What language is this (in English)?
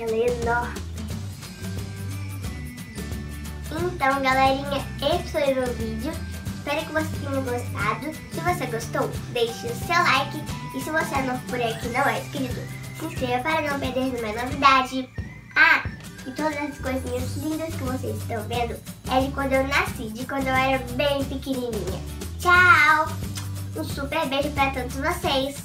Portuguese